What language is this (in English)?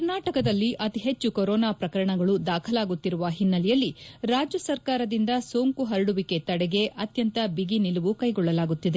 Kannada